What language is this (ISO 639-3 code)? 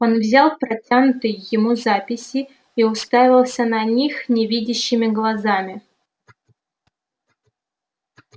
rus